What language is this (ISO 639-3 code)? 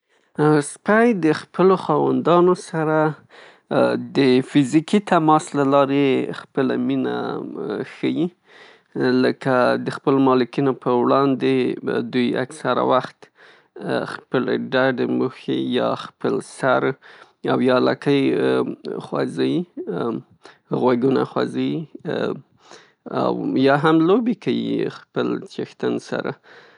pus